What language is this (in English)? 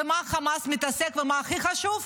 Hebrew